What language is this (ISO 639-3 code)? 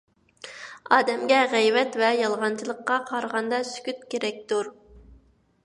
uig